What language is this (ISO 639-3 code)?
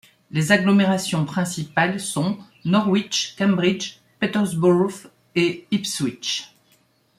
fra